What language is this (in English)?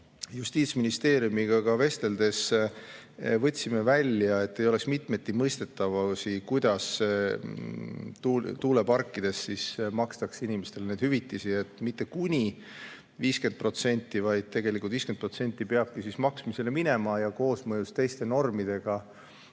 Estonian